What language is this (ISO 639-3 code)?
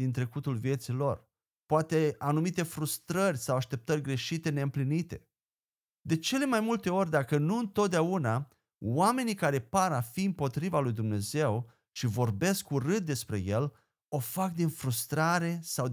ron